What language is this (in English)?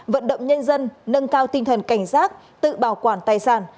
Vietnamese